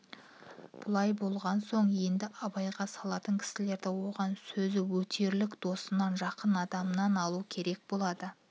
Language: Kazakh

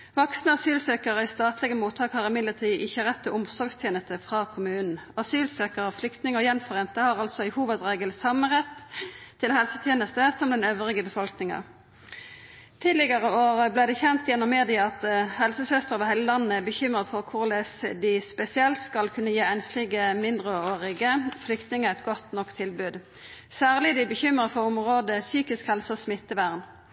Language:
Norwegian Nynorsk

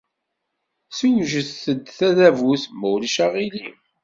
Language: Kabyle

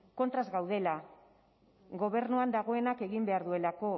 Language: Basque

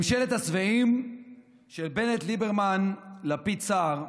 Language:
Hebrew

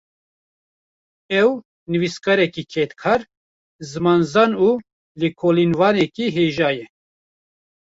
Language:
Kurdish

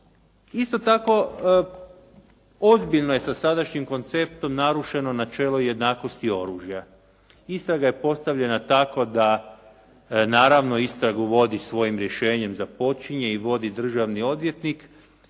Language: Croatian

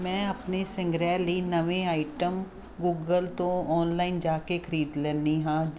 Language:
Punjabi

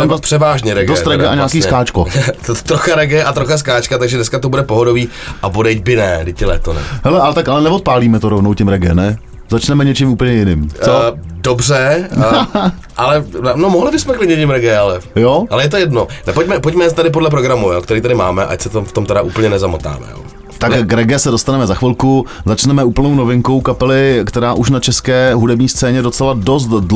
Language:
Czech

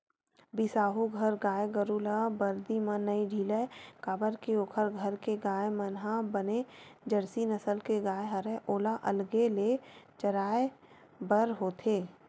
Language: Chhattisgarhi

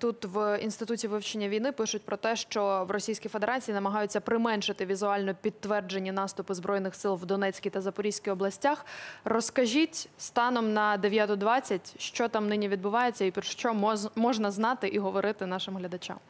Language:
Ukrainian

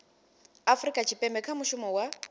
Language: Venda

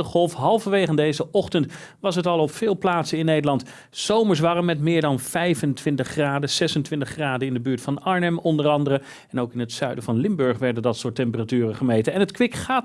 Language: Dutch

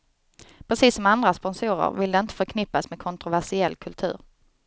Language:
Swedish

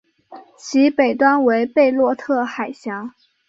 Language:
Chinese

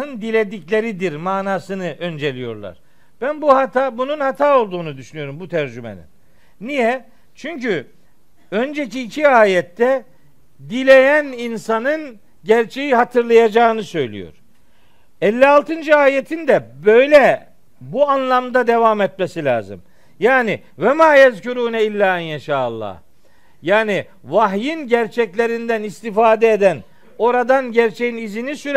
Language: Turkish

